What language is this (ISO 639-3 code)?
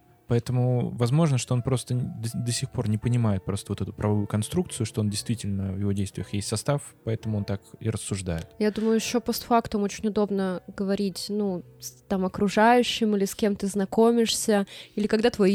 rus